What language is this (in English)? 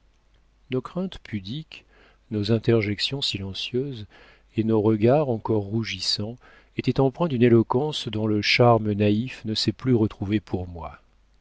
French